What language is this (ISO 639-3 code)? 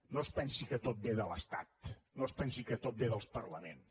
cat